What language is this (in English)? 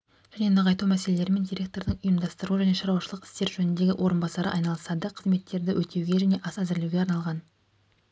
Kazakh